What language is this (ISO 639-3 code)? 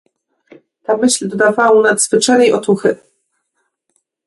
pol